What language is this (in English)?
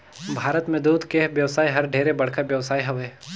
Chhattisgarhi